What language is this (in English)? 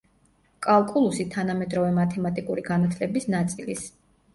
Georgian